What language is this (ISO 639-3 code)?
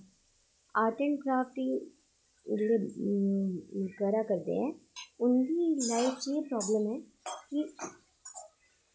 doi